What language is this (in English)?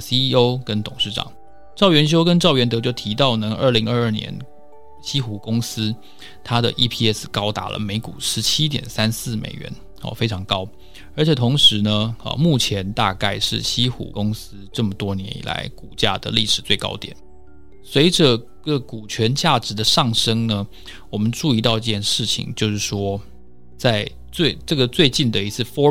Chinese